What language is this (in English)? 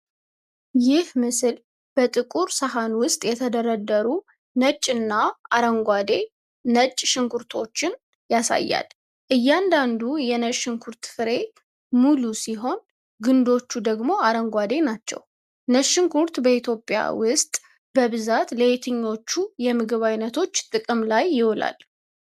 Amharic